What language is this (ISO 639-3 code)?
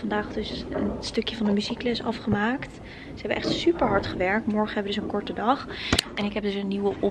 nld